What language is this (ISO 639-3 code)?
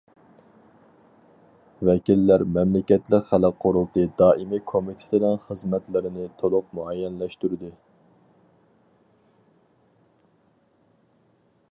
uig